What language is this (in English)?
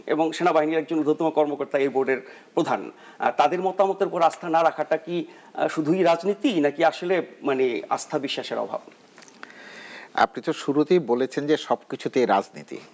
Bangla